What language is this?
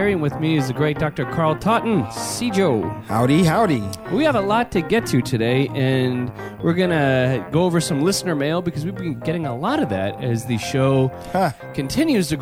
English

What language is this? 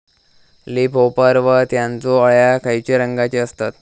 Marathi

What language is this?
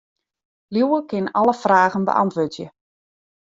Western Frisian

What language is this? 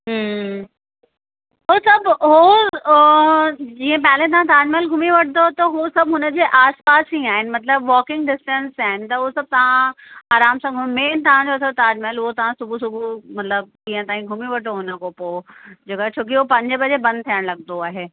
Sindhi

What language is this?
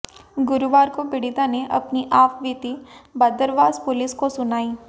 Hindi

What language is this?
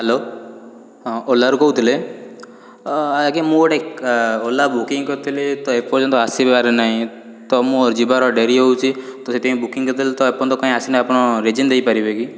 Odia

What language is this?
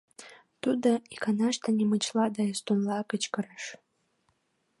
Mari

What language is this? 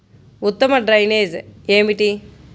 Telugu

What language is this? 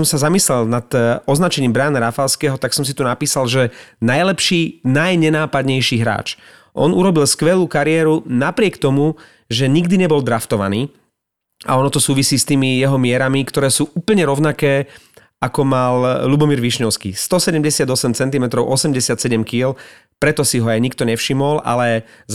Slovak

